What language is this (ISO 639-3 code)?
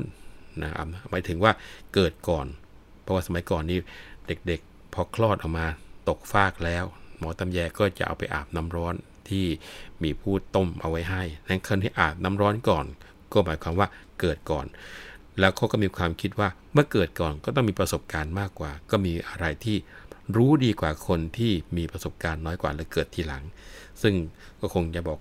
tha